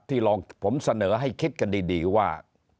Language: Thai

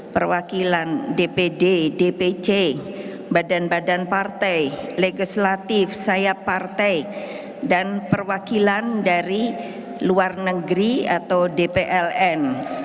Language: Indonesian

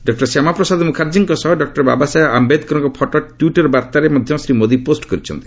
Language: Odia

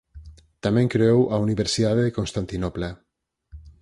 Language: Galician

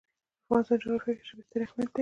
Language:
Pashto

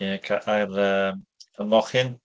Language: Welsh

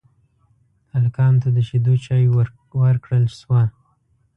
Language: Pashto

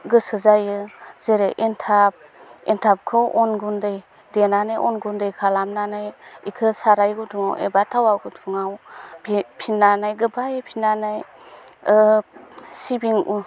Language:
Bodo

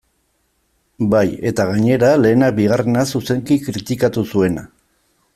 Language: Basque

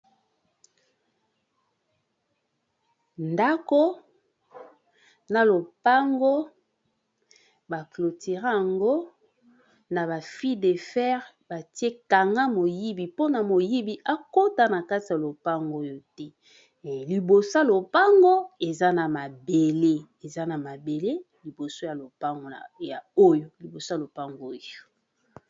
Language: Lingala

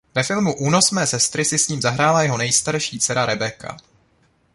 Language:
Czech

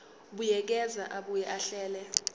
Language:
Zulu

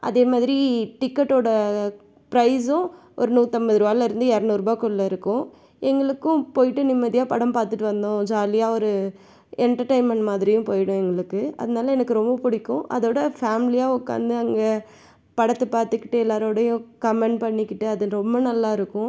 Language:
Tamil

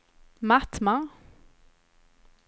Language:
Swedish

